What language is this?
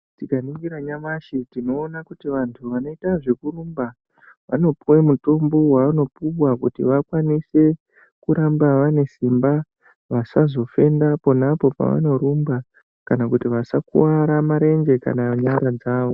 Ndau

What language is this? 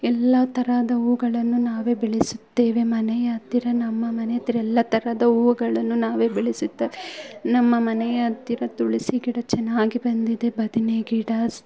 Kannada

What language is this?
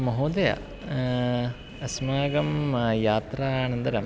Sanskrit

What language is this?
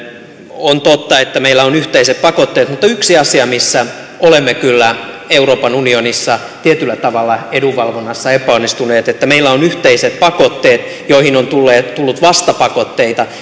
Finnish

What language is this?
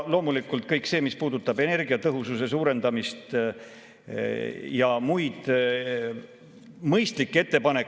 Estonian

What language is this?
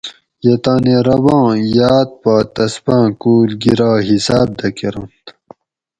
Gawri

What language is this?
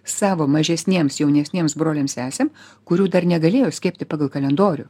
Lithuanian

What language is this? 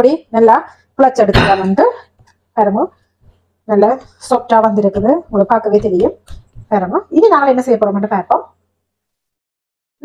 Arabic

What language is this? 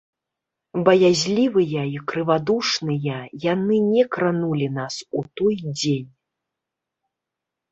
Belarusian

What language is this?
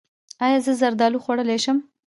Pashto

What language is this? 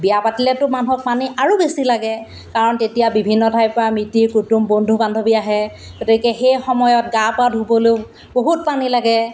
Assamese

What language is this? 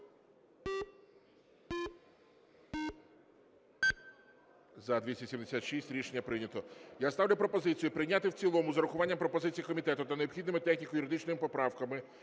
Ukrainian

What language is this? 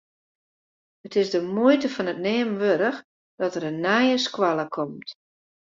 Western Frisian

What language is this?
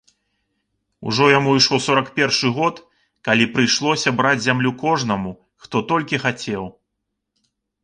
Belarusian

